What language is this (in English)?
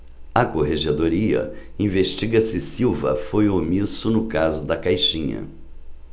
Portuguese